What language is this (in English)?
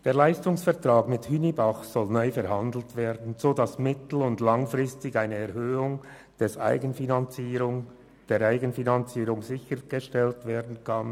Swiss German